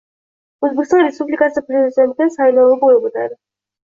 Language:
Uzbek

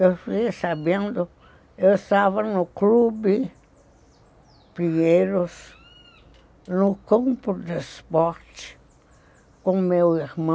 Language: Portuguese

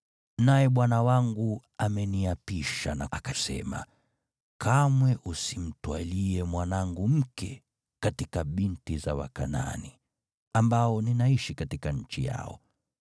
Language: Swahili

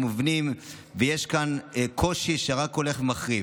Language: Hebrew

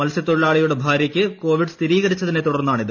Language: Malayalam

